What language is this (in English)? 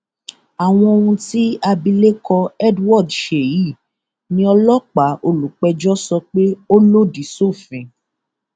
Yoruba